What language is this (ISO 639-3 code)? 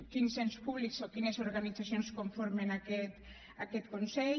cat